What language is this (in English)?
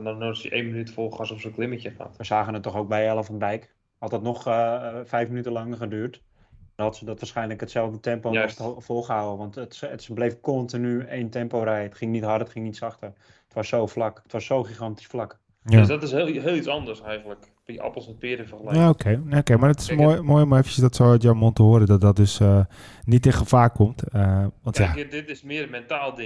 Dutch